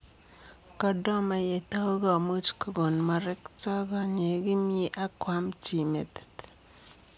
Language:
Kalenjin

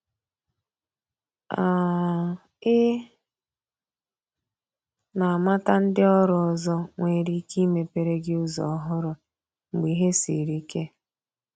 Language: Igbo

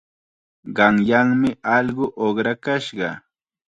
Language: Chiquián Ancash Quechua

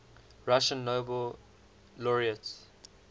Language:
English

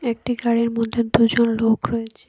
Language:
Bangla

